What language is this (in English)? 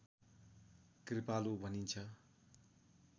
Nepali